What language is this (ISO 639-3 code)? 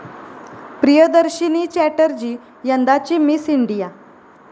mar